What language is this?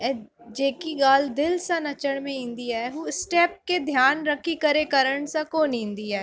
Sindhi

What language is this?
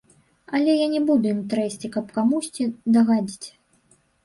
Belarusian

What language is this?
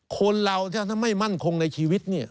Thai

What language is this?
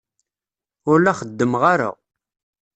Kabyle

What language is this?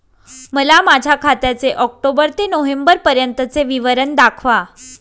Marathi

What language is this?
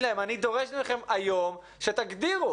Hebrew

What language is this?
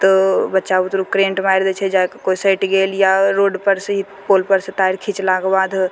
Maithili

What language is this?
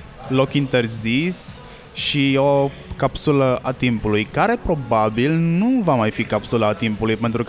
Romanian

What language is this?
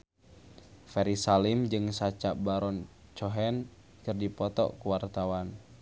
Sundanese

